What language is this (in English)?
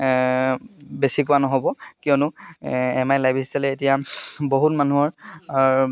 Assamese